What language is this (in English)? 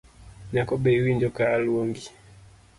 Luo (Kenya and Tanzania)